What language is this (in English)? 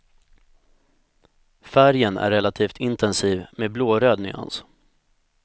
Swedish